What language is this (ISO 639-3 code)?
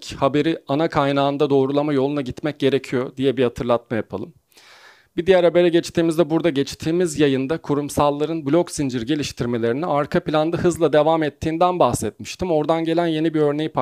tur